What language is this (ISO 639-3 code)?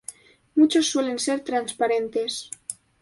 spa